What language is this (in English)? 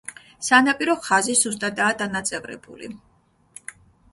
Georgian